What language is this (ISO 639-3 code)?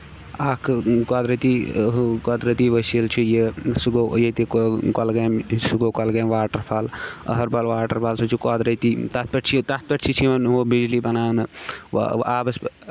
kas